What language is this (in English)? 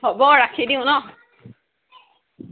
Assamese